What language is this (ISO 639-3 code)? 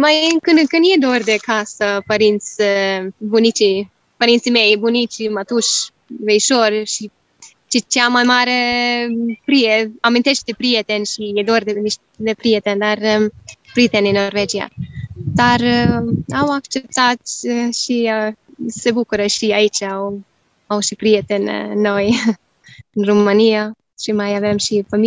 ron